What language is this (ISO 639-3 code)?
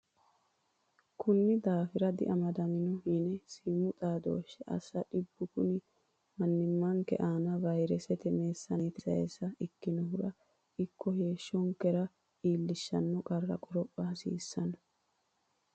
sid